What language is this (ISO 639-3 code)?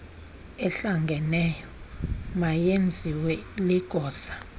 xho